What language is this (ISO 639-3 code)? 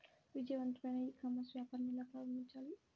tel